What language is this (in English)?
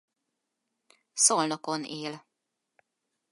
Hungarian